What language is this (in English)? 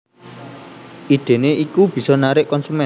Javanese